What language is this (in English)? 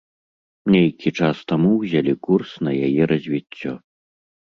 Belarusian